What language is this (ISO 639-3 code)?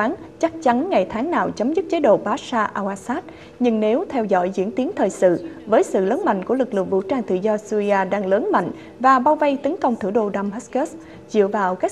vie